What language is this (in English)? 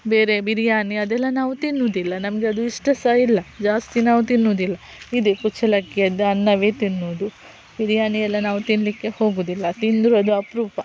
Kannada